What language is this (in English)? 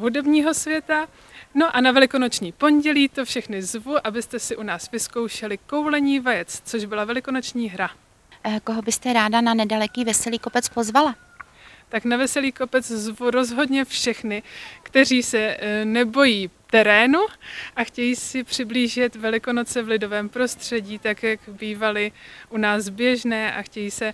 Czech